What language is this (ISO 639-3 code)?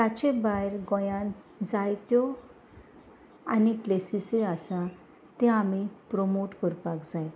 kok